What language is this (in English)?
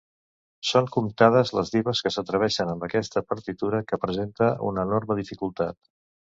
Catalan